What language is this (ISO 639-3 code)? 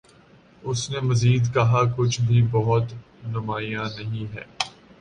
urd